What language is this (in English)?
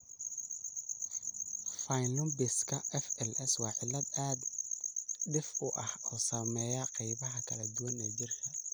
Somali